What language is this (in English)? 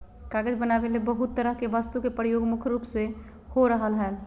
Magahi